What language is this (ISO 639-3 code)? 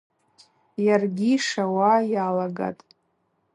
abq